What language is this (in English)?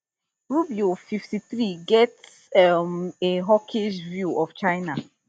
Nigerian Pidgin